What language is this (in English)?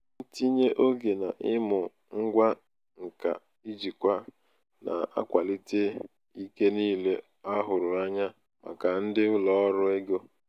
Igbo